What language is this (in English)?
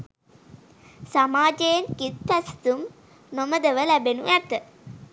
Sinhala